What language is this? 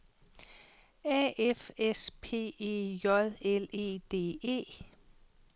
Danish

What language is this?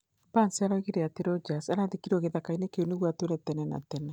Kikuyu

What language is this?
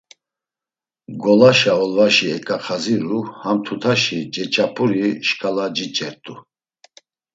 Laz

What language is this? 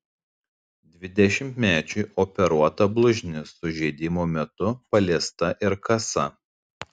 Lithuanian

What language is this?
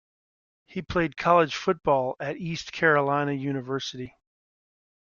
English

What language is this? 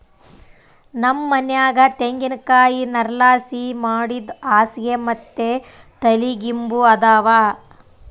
Kannada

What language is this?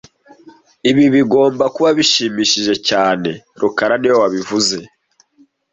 Kinyarwanda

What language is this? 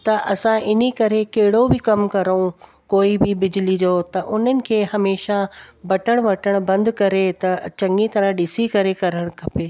Sindhi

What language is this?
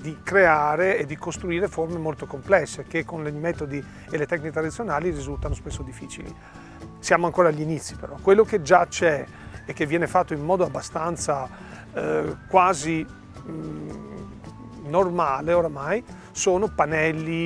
Italian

